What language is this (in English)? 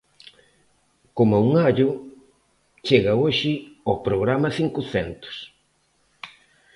Galician